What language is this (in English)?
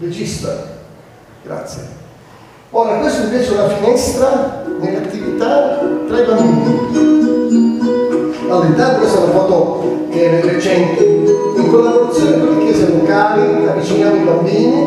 Italian